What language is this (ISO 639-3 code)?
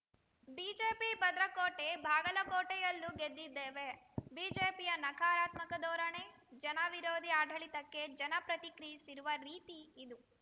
kan